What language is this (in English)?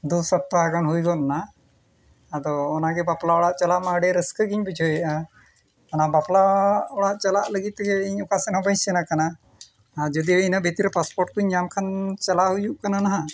Santali